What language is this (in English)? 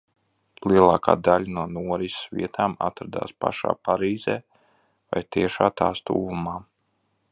Latvian